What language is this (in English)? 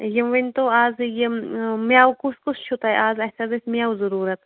Kashmiri